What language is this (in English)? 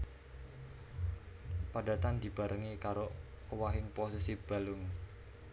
Javanese